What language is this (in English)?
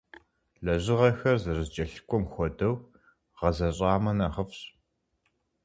Kabardian